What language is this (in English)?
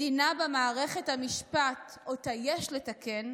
Hebrew